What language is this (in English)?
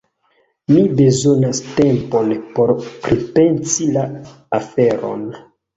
Esperanto